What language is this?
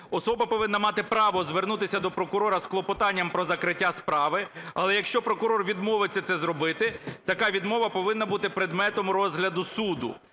Ukrainian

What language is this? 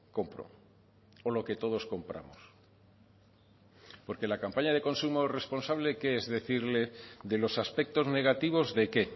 Spanish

